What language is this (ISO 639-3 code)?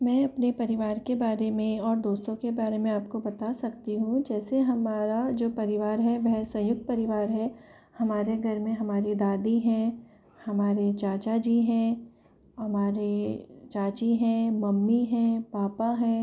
hin